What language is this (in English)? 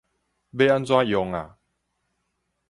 Min Nan Chinese